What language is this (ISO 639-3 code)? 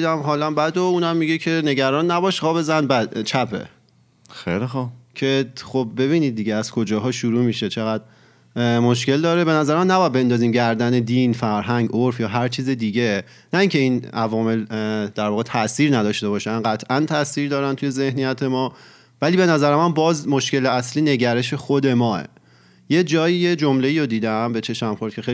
fas